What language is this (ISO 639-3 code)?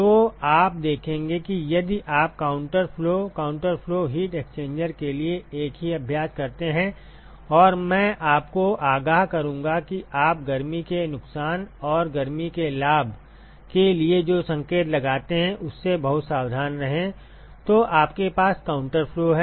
hin